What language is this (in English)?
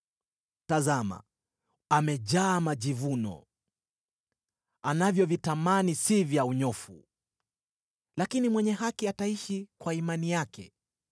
Swahili